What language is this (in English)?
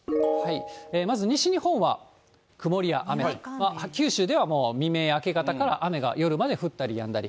Japanese